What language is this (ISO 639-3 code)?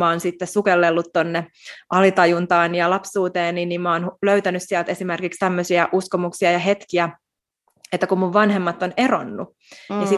fin